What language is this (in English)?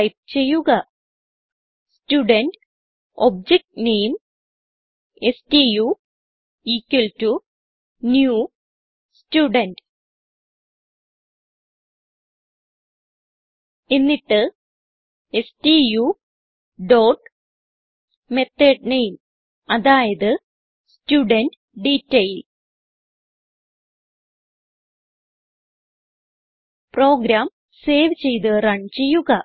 Malayalam